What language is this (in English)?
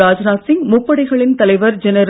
Tamil